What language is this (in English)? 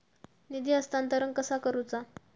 Marathi